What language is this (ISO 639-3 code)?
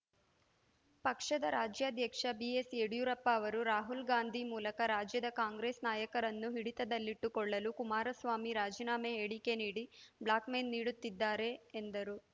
kan